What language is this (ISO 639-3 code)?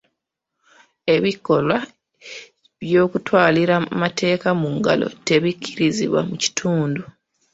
lug